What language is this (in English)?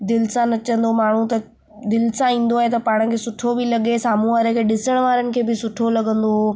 Sindhi